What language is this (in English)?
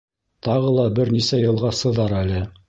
Bashkir